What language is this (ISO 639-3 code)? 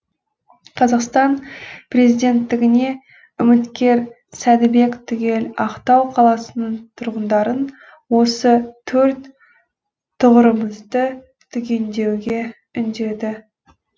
kaz